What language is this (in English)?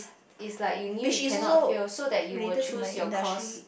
English